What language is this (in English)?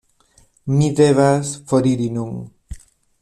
Esperanto